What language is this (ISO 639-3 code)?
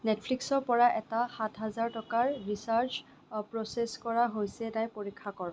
asm